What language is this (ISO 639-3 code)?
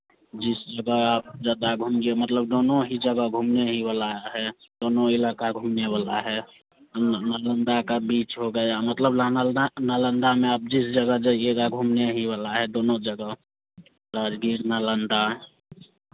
hin